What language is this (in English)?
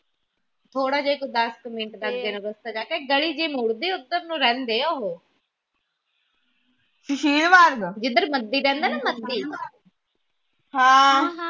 Punjabi